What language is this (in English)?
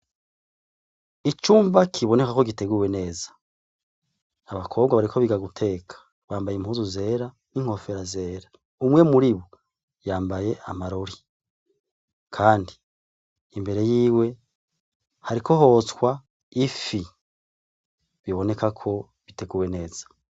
Rundi